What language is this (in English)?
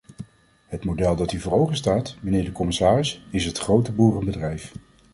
Dutch